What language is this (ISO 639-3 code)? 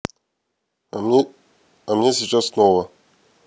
rus